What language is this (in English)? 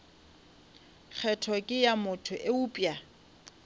Northern Sotho